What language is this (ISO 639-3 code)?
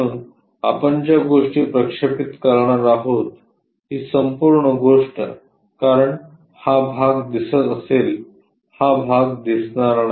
mar